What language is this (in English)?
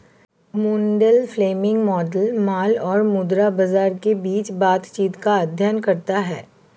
Hindi